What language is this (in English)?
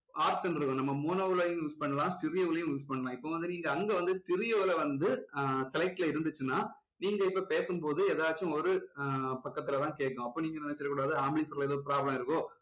Tamil